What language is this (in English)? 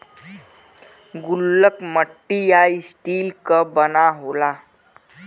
Bhojpuri